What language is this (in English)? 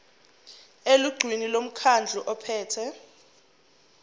Zulu